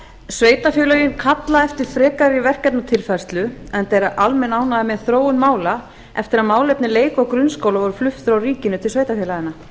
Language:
Icelandic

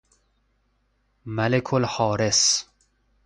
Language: Persian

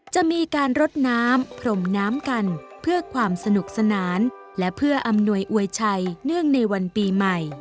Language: Thai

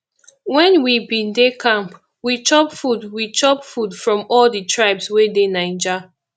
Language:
Nigerian Pidgin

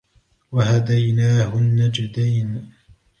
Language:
Arabic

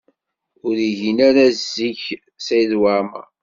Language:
Kabyle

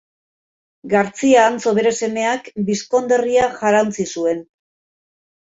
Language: Basque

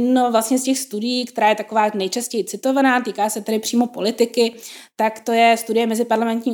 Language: Czech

